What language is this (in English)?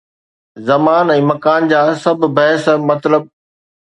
Sindhi